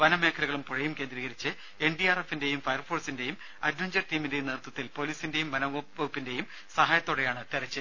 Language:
Malayalam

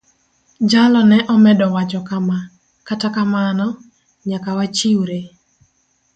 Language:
Luo (Kenya and Tanzania)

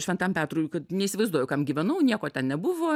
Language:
Lithuanian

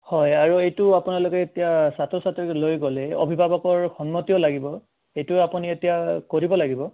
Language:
Assamese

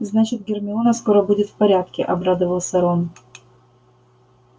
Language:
Russian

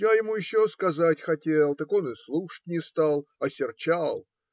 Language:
Russian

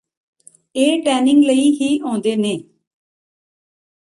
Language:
Punjabi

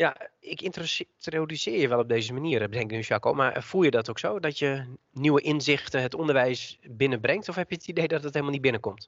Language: Dutch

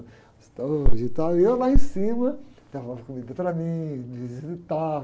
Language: Portuguese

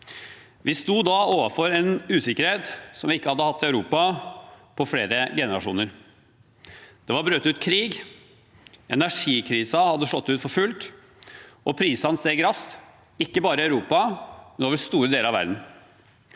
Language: Norwegian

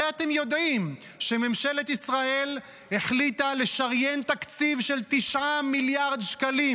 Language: Hebrew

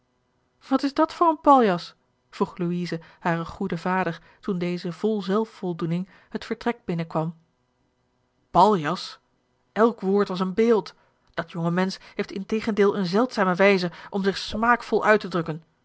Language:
Dutch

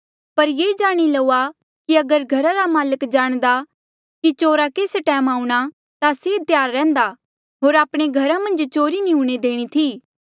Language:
Mandeali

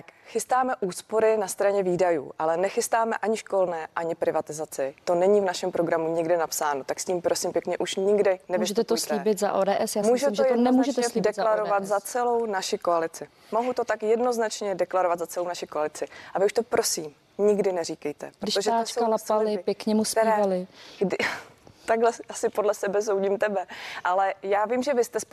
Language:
Czech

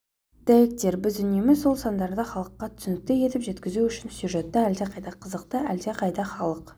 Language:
Kazakh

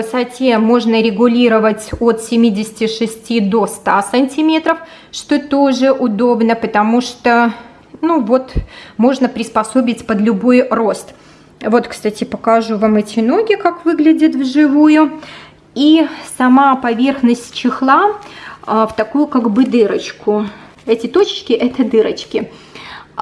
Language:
Russian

